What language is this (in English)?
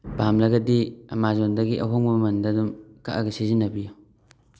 Manipuri